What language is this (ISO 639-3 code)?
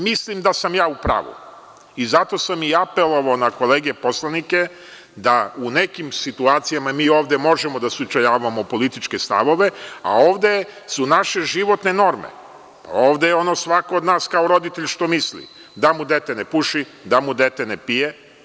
srp